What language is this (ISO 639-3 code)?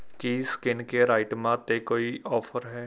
pan